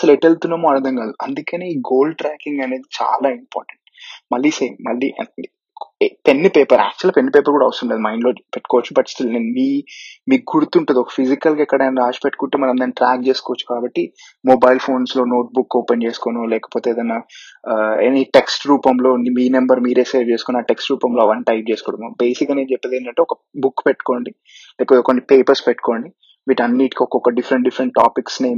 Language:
Telugu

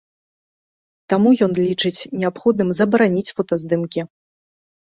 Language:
Belarusian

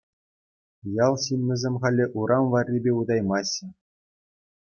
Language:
Chuvash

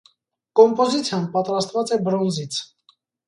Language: Armenian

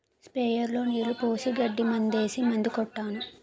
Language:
Telugu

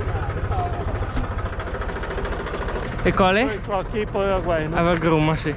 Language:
Italian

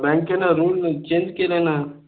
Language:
Marathi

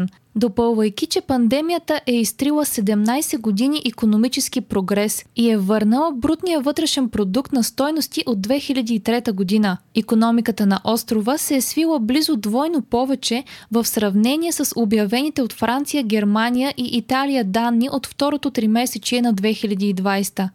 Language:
Bulgarian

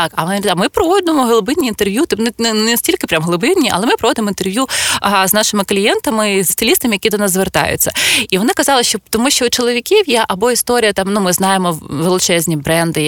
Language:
Ukrainian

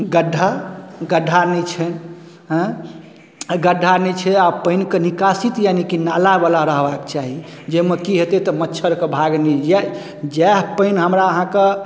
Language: Maithili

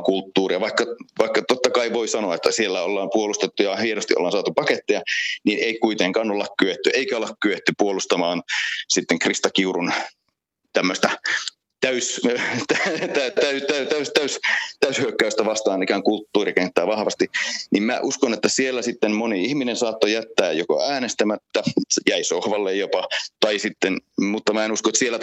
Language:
Finnish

